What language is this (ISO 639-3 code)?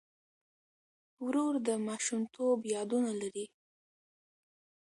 pus